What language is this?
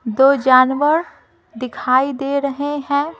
Hindi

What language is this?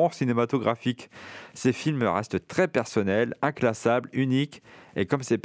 French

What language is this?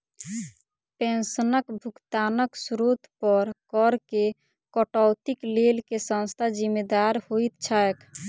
Maithili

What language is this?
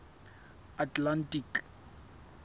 Southern Sotho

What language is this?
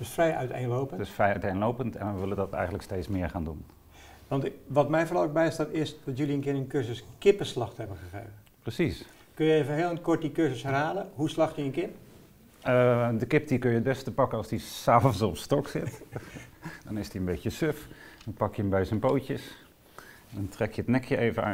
Dutch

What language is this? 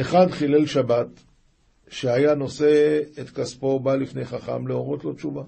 Hebrew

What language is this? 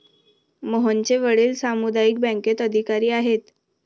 Marathi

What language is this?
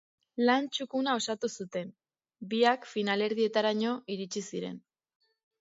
Basque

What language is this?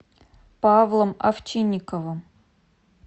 Russian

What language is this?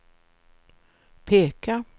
Swedish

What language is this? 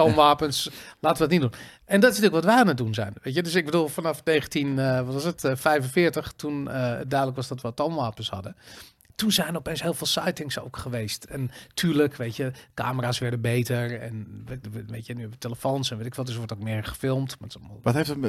Dutch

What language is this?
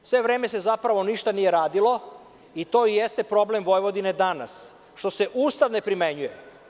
Serbian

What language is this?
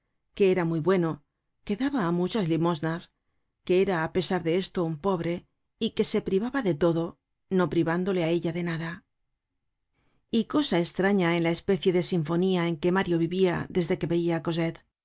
Spanish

